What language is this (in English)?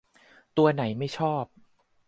Thai